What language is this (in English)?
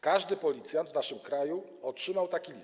Polish